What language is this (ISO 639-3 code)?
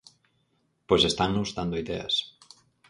glg